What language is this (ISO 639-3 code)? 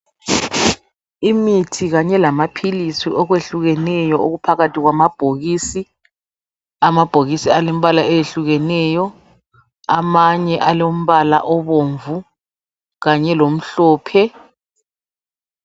nde